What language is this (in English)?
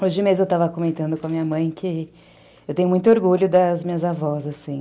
Portuguese